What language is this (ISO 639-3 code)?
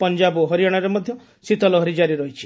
ori